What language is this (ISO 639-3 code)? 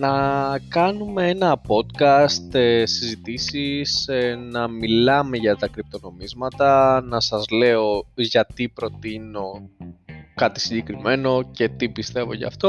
ell